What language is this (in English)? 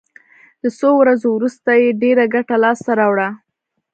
Pashto